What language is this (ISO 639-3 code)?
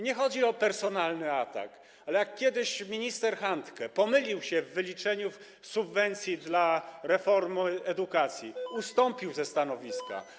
pol